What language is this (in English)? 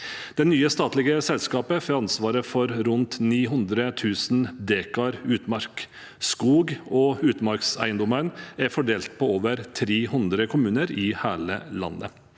Norwegian